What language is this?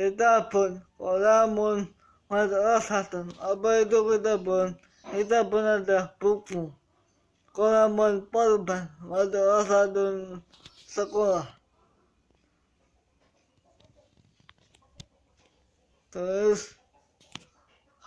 Indonesian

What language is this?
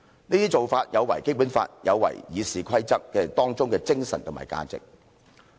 Cantonese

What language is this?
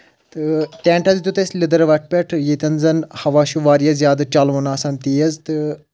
Kashmiri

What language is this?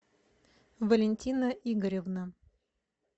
Russian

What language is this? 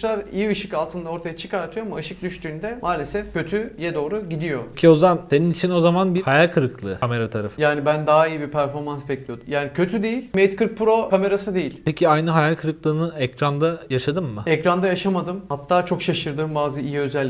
Turkish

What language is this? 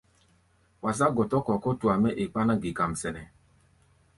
Gbaya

